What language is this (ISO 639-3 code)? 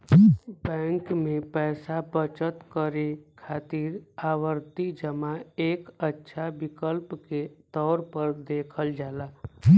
bho